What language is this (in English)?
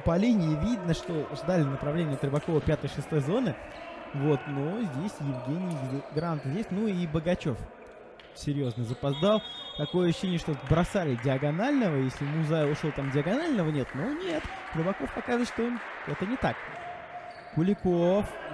Russian